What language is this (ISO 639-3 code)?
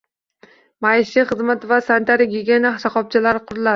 uzb